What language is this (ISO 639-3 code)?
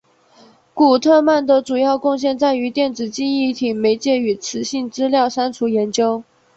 zho